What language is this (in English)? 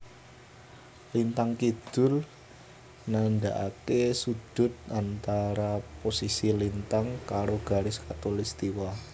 Javanese